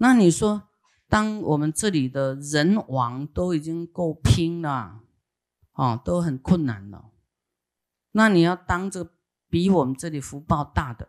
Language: Chinese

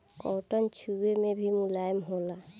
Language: Bhojpuri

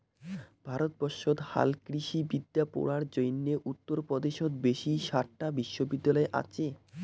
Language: Bangla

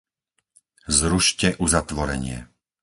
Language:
Slovak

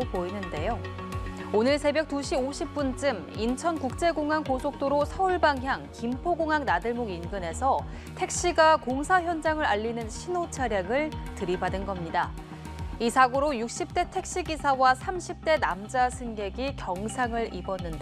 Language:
Korean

